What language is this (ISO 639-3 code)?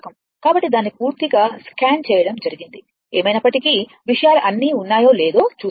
tel